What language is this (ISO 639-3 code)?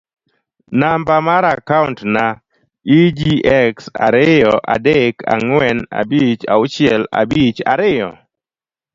luo